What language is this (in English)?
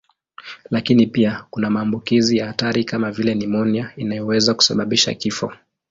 Swahili